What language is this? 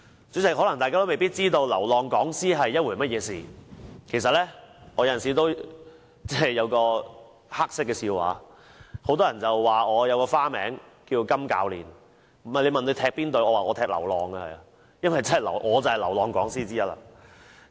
Cantonese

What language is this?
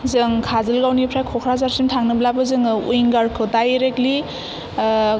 Bodo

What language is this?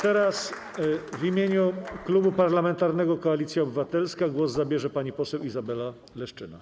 Polish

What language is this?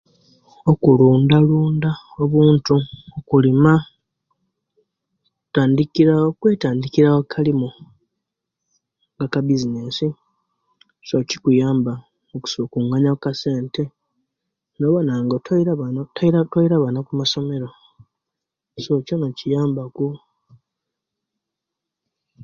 Kenyi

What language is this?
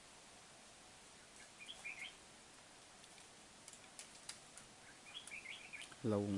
Vietnamese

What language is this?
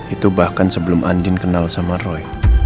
Indonesian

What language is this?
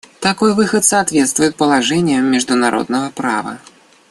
Russian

